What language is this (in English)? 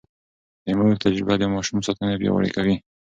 Pashto